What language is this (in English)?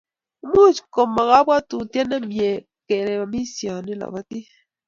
Kalenjin